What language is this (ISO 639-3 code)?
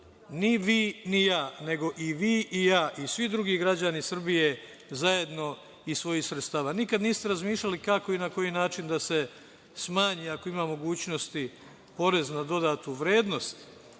srp